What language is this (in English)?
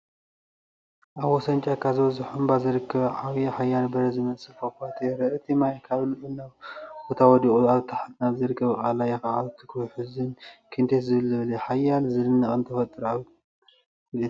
Tigrinya